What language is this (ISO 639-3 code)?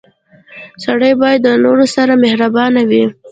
pus